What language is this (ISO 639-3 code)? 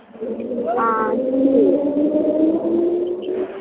doi